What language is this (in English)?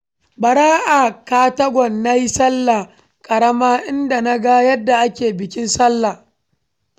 Hausa